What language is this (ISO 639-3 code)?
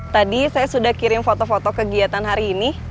ind